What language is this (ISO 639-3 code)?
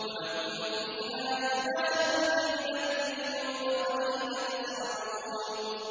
ara